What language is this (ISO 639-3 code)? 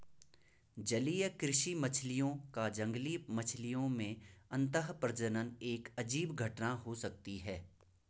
hin